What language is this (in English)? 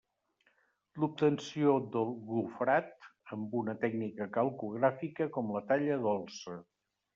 Catalan